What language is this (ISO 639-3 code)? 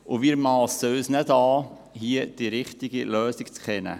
gsw